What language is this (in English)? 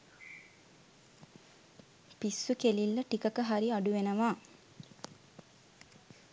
Sinhala